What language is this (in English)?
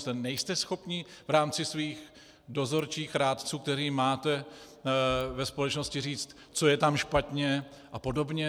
Czech